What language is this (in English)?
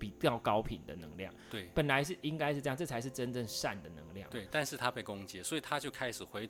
Chinese